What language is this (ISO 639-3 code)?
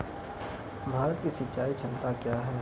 mai